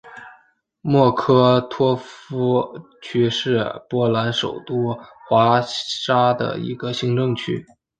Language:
Chinese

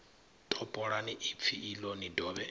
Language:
Venda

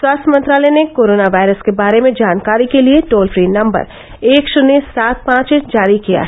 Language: Hindi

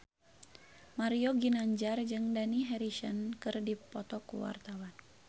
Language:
Sundanese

